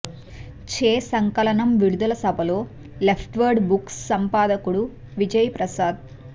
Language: Telugu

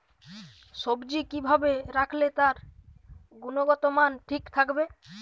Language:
Bangla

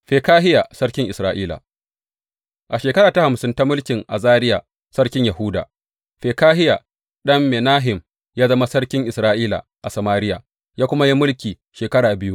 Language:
Hausa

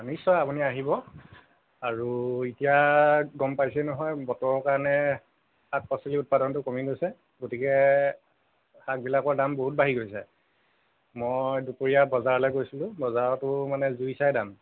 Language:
Assamese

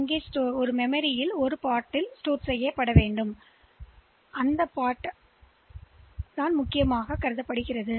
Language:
Tamil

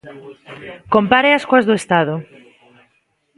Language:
Galician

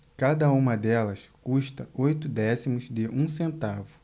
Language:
Portuguese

